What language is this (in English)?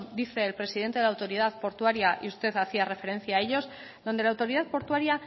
Spanish